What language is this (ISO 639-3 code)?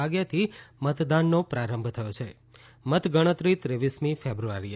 guj